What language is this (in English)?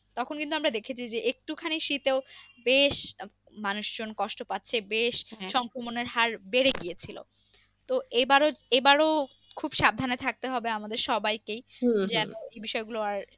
Bangla